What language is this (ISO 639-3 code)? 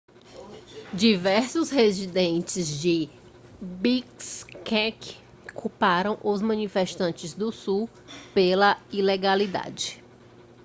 por